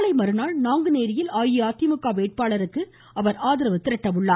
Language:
Tamil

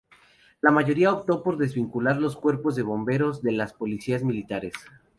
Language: Spanish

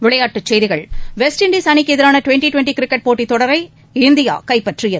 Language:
Tamil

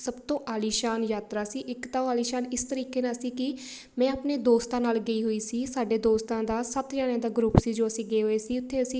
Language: Punjabi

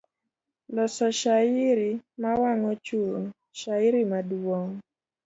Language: Luo (Kenya and Tanzania)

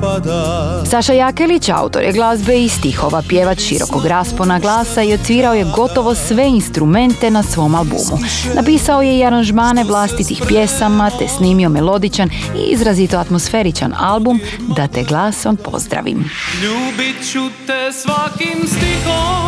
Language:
Croatian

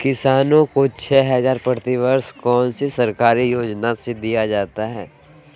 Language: Magahi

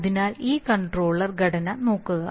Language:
Malayalam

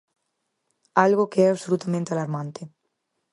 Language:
Galician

